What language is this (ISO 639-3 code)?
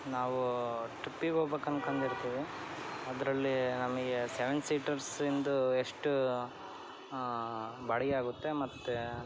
kan